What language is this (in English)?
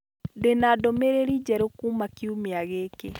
Kikuyu